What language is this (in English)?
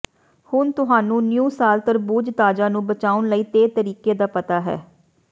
Punjabi